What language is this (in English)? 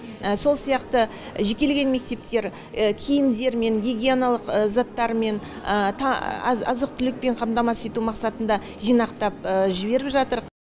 Kazakh